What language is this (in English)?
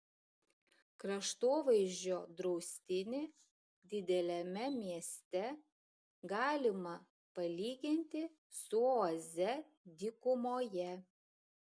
Lithuanian